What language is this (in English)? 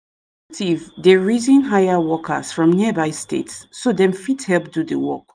Nigerian Pidgin